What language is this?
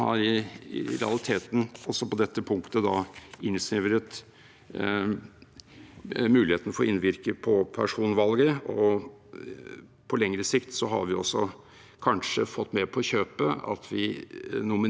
Norwegian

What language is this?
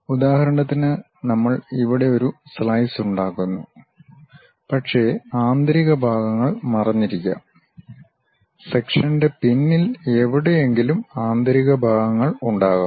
Malayalam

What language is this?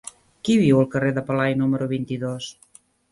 Catalan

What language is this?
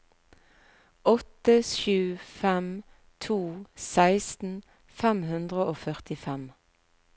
Norwegian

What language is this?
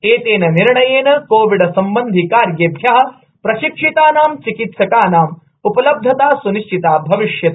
Sanskrit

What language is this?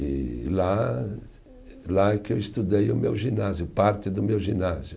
Portuguese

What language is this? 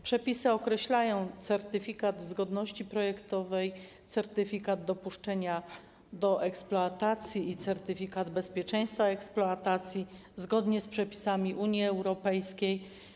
Polish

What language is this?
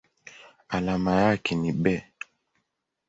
Swahili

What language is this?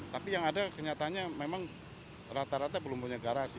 Indonesian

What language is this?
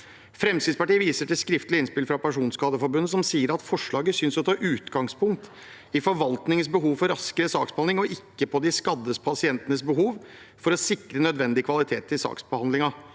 Norwegian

